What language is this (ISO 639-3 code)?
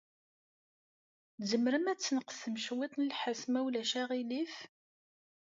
kab